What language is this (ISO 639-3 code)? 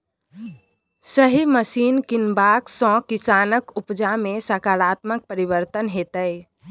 mai